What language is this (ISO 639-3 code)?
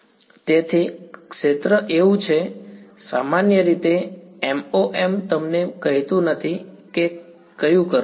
guj